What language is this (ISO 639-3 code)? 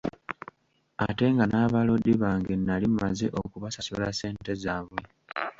lug